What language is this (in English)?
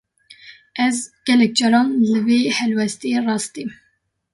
Kurdish